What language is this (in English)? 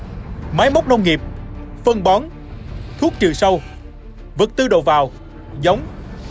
Vietnamese